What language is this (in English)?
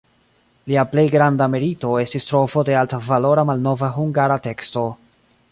Esperanto